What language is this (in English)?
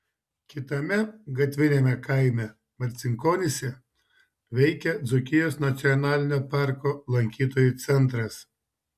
Lithuanian